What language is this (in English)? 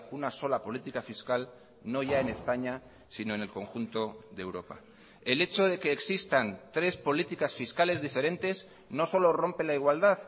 Spanish